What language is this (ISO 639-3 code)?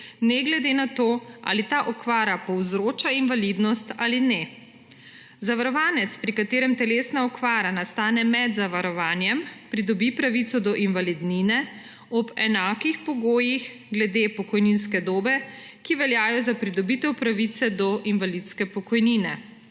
slv